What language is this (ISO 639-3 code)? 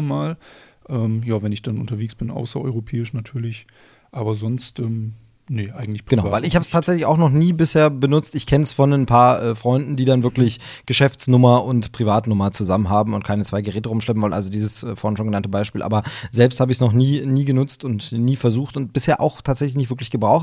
deu